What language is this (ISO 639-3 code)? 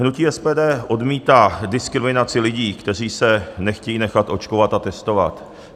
ces